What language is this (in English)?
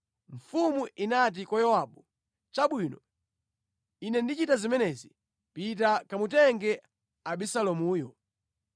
Nyanja